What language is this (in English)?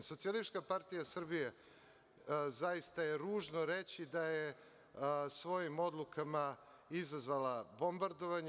Serbian